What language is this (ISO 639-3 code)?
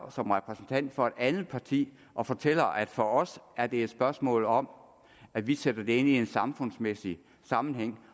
dan